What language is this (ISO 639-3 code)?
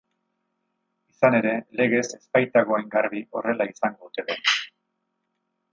eus